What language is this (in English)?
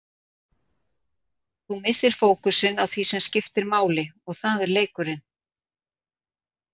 Icelandic